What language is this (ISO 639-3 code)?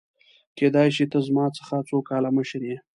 pus